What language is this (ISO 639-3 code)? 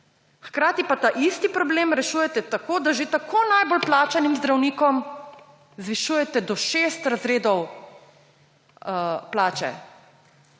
slv